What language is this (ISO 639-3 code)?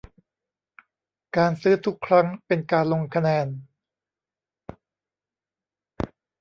tha